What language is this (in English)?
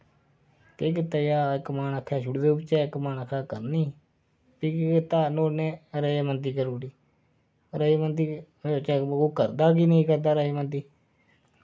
Dogri